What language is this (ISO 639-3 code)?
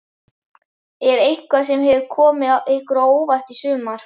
isl